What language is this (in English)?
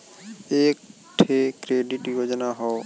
Bhojpuri